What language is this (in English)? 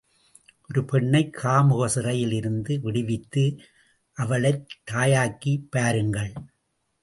Tamil